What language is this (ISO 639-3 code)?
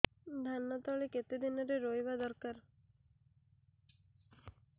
ori